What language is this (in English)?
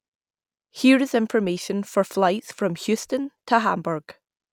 English